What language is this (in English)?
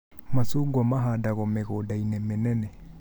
Kikuyu